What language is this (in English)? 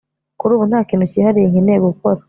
Kinyarwanda